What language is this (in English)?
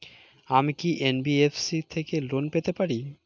Bangla